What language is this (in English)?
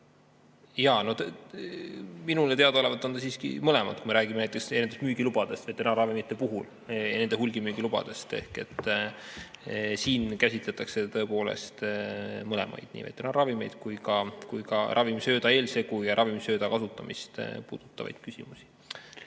Estonian